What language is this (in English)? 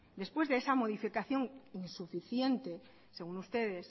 Spanish